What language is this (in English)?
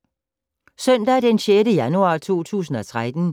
Danish